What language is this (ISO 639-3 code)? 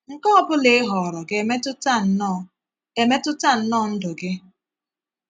ibo